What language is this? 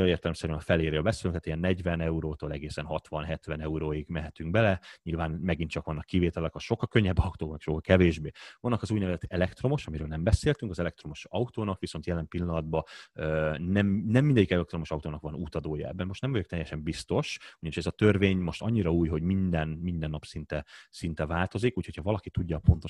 Hungarian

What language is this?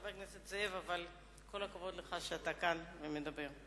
Hebrew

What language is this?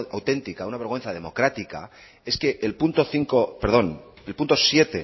Spanish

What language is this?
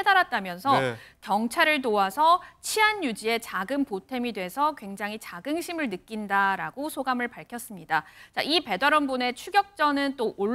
Korean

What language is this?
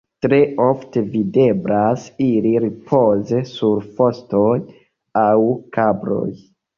Esperanto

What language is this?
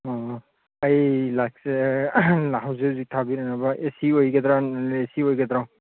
Manipuri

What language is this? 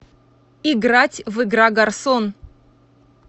Russian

